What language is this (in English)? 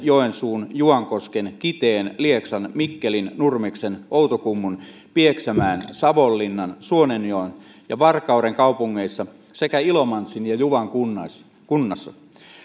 Finnish